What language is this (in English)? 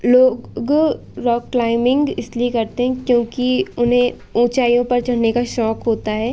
Hindi